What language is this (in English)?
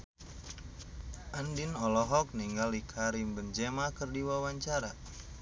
Sundanese